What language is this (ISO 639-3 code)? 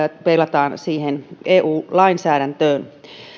fin